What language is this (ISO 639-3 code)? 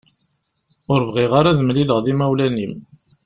kab